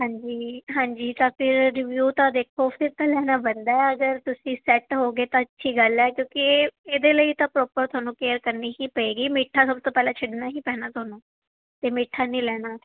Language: Punjabi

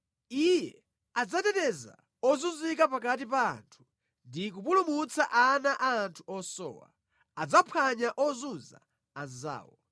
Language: Nyanja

